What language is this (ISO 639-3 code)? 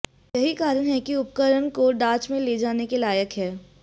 hin